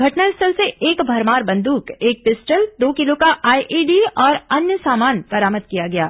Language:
Hindi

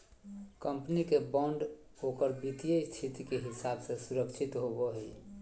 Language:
Magahi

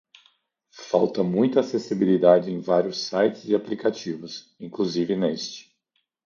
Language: Portuguese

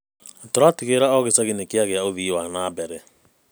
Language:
Kikuyu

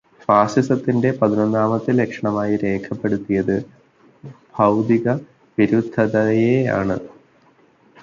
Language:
Malayalam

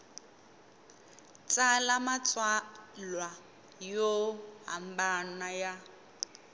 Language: Tsonga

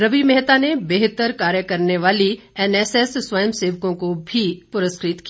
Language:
Hindi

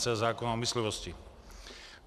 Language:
Czech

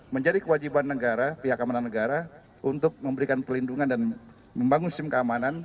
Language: Indonesian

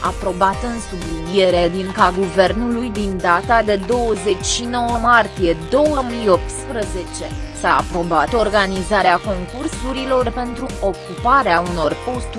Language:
Romanian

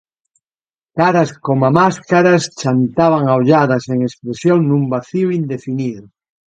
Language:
Galician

